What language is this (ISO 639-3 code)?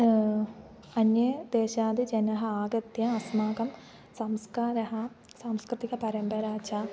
san